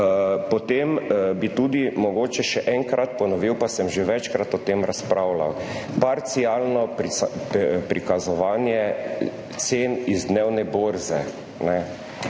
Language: Slovenian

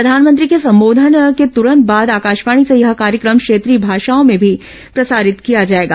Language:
Hindi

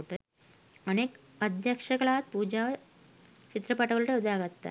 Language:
Sinhala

